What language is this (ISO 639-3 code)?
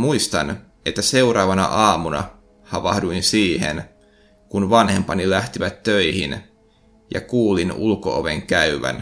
fin